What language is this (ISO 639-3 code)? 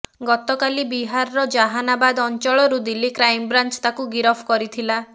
ori